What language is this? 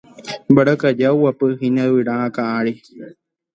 Guarani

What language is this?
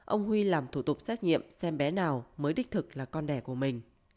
Vietnamese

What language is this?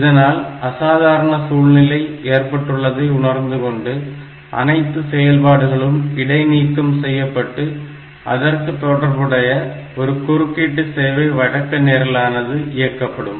Tamil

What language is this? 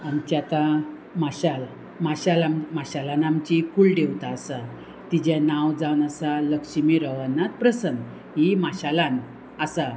Konkani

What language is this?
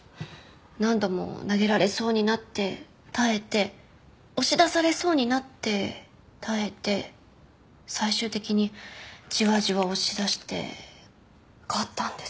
Japanese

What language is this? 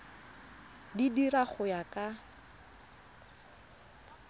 Tswana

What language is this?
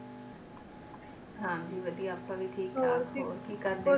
Punjabi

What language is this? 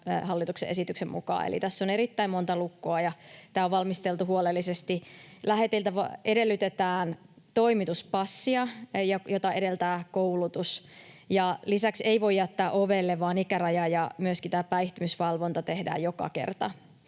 Finnish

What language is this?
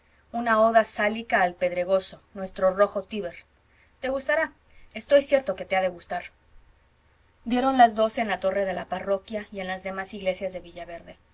Spanish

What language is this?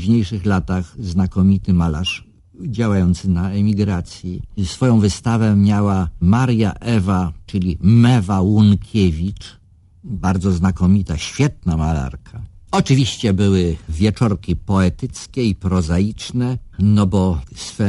Polish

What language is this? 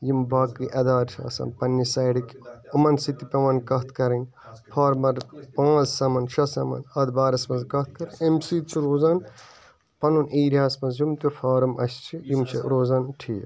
Kashmiri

